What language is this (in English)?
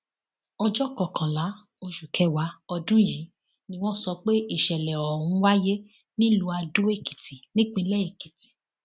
Yoruba